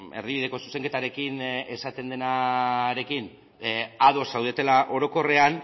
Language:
Basque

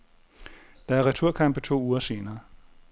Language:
Danish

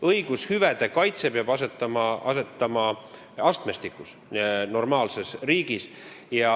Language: Estonian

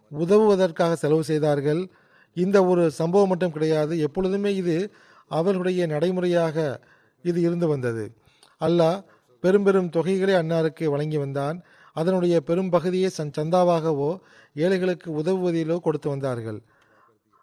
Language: Tamil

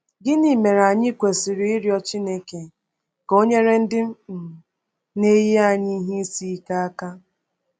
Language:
Igbo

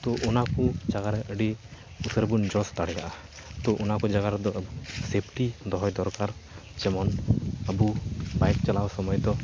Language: Santali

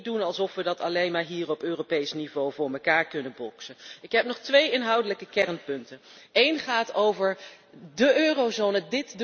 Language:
Dutch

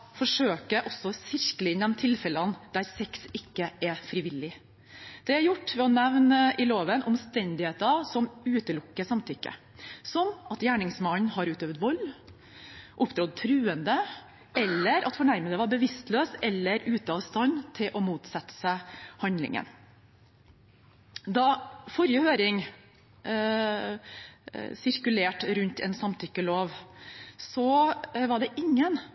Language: Norwegian Bokmål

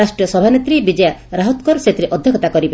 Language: Odia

